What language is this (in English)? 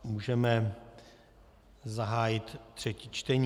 Czech